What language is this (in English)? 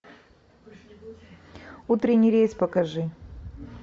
Russian